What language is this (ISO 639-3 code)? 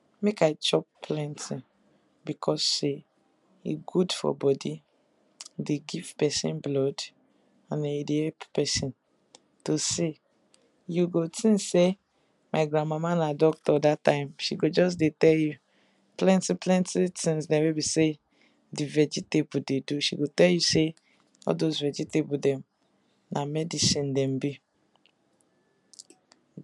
pcm